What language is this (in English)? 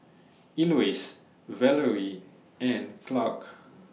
English